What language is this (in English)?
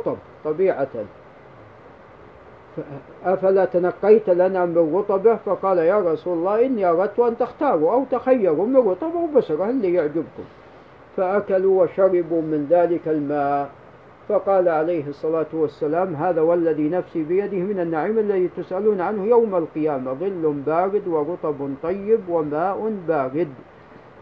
Arabic